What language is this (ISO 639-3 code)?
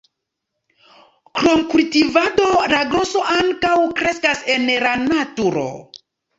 epo